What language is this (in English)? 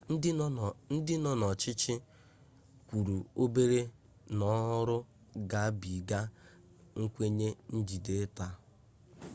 Igbo